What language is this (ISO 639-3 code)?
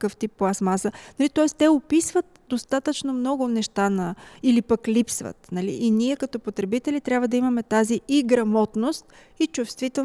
bul